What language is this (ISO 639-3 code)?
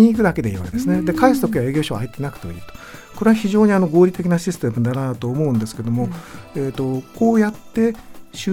jpn